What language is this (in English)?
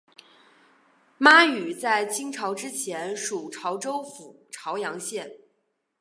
Chinese